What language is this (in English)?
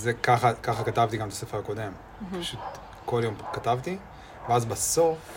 Hebrew